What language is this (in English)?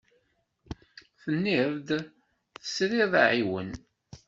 Kabyle